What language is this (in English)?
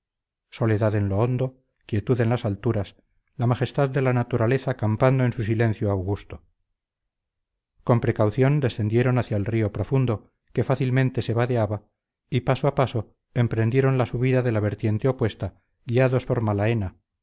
Spanish